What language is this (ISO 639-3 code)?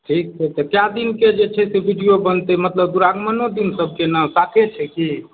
mai